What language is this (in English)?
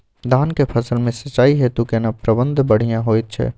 Maithili